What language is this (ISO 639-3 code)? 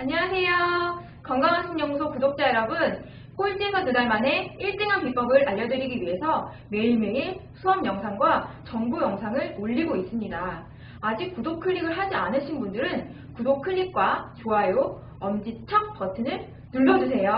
kor